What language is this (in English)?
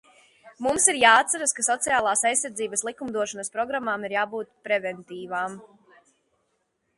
Latvian